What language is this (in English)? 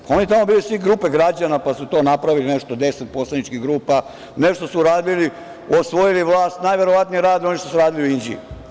Serbian